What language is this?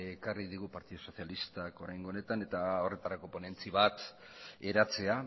Basque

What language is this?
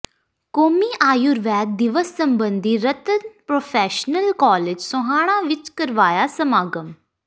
Punjabi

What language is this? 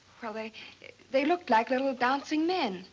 English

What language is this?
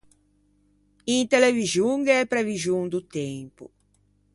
Ligurian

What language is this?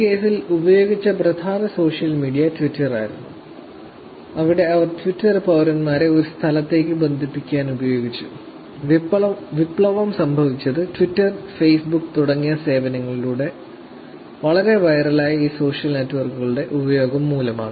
Malayalam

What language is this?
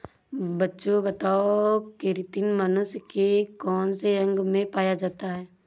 Hindi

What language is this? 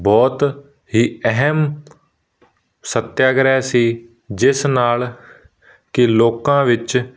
Punjabi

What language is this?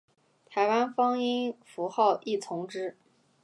Chinese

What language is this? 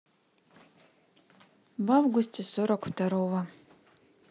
Russian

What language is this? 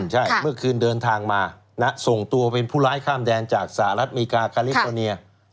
Thai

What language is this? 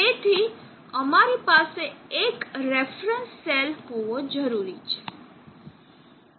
Gujarati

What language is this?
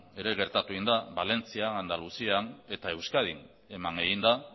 Basque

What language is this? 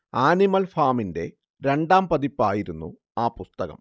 Malayalam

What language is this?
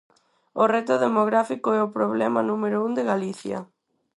Galician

